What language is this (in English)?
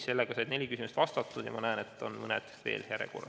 Estonian